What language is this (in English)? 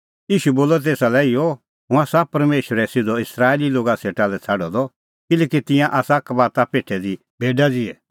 Kullu Pahari